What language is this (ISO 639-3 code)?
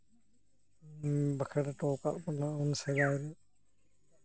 sat